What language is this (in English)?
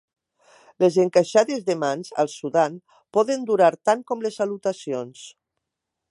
Catalan